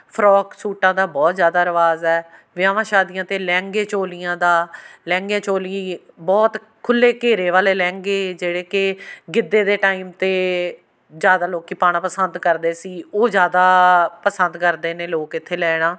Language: Punjabi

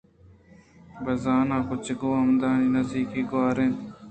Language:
Eastern Balochi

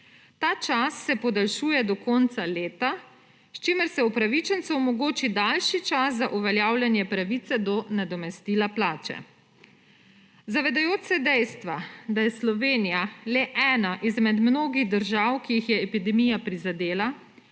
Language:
Slovenian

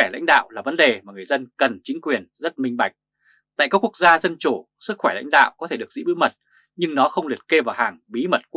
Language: Vietnamese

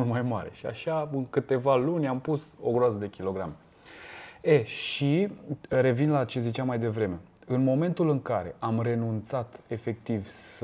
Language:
Romanian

